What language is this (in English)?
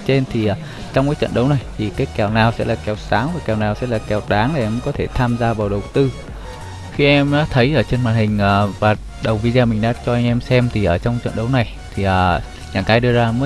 Vietnamese